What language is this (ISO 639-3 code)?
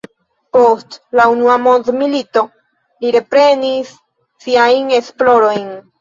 epo